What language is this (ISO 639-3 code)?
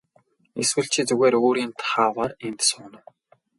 mon